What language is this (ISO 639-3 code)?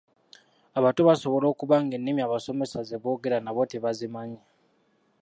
lug